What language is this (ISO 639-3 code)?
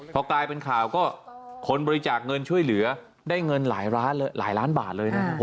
tha